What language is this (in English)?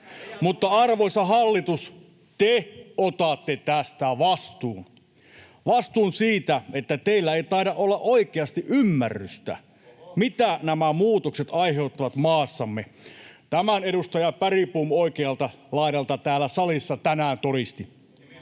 Finnish